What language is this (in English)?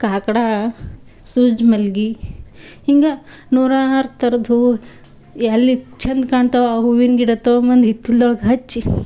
Kannada